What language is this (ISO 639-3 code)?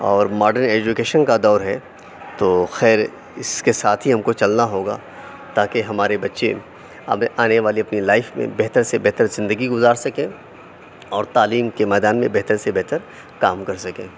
urd